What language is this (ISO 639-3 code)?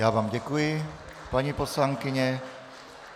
ces